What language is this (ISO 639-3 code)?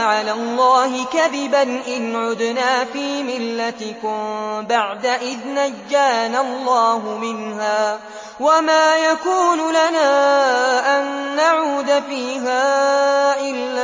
ara